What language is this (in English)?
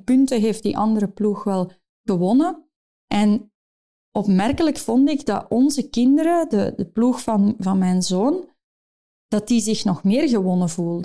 Dutch